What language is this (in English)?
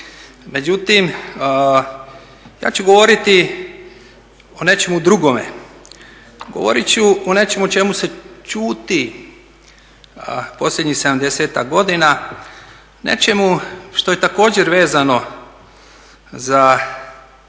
Croatian